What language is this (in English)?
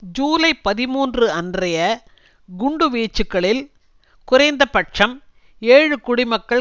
Tamil